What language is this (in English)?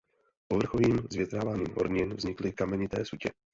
Czech